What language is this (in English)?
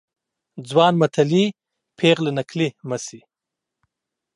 Pashto